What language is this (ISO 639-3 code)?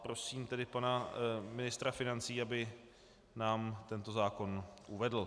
ces